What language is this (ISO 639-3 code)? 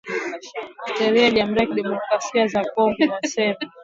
swa